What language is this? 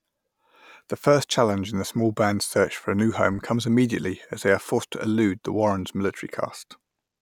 English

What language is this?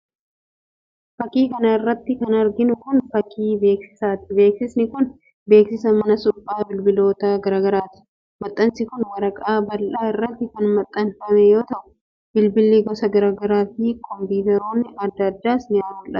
Oromo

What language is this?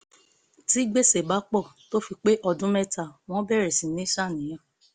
Yoruba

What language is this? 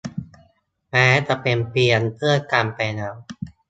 Thai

